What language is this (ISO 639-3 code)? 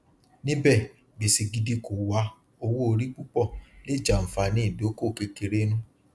yor